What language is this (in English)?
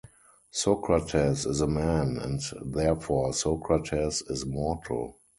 English